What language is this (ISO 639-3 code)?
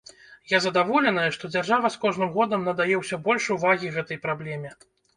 bel